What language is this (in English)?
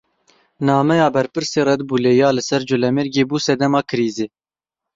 Kurdish